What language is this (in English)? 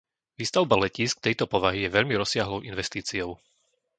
Slovak